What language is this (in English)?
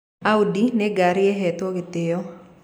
Kikuyu